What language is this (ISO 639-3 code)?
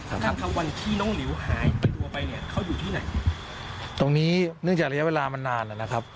tha